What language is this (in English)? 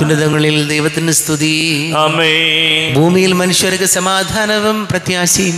Malayalam